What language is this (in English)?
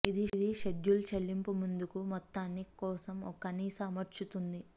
Telugu